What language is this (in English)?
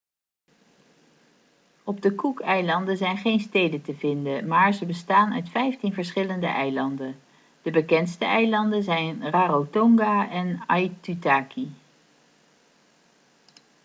Dutch